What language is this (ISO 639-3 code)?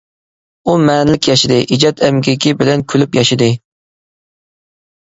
uig